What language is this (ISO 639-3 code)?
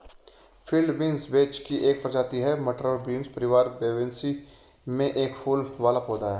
hin